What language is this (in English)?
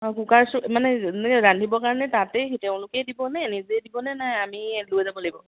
Assamese